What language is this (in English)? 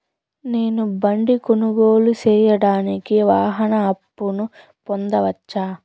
Telugu